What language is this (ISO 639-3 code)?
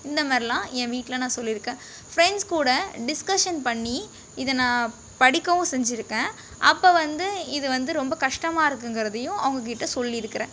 tam